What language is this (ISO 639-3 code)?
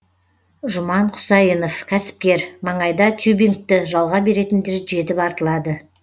kaz